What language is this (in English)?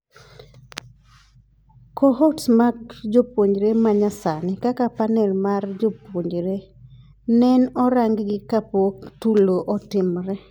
Luo (Kenya and Tanzania)